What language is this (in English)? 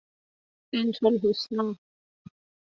Persian